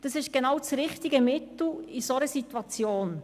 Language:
Swiss German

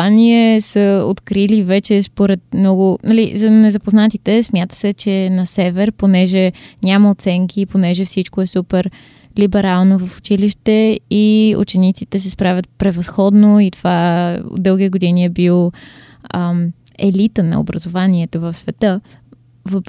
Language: Bulgarian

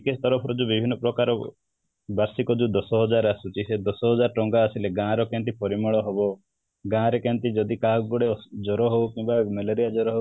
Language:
Odia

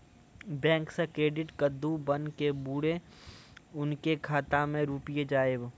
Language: Maithili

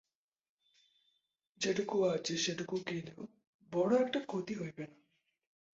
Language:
Bangla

